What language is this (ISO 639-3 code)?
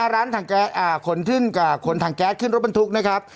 tha